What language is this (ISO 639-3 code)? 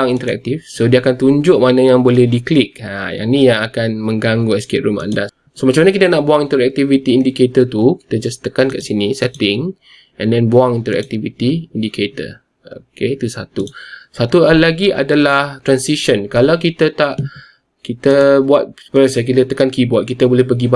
msa